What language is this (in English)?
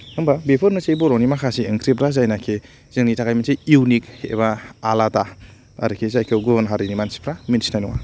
Bodo